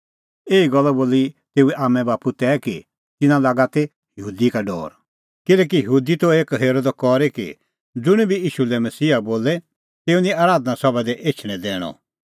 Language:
Kullu Pahari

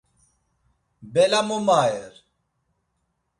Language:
Laz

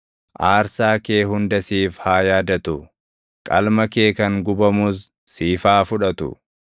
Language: Oromo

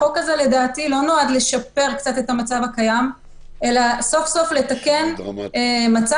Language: Hebrew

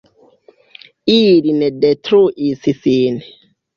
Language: Esperanto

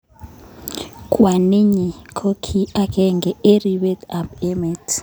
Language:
Kalenjin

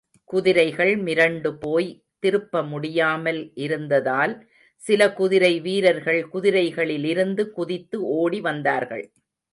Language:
Tamil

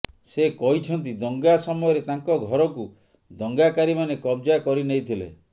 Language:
Odia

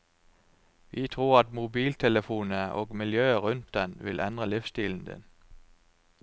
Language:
Norwegian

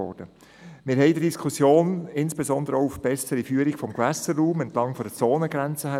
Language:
Swiss German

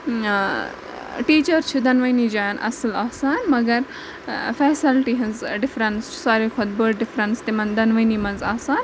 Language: Kashmiri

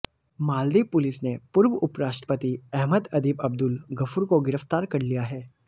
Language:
Hindi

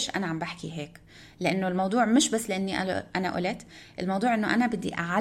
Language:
Arabic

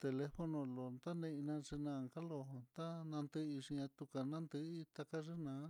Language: Mitlatongo Mixtec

